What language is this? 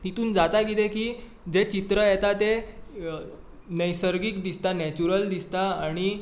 Konkani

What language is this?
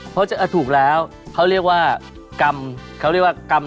Thai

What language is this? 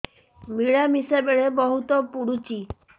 Odia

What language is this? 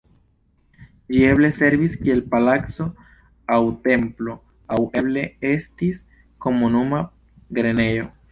Esperanto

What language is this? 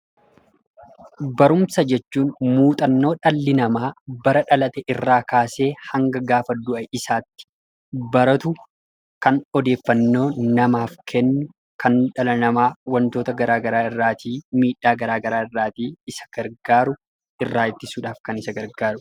Oromo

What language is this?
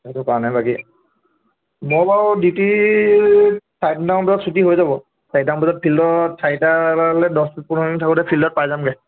Assamese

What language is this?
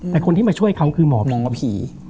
Thai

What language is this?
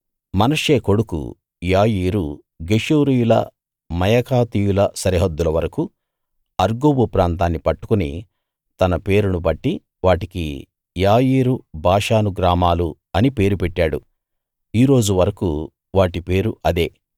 Telugu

